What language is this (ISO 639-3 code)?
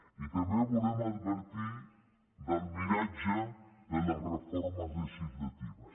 cat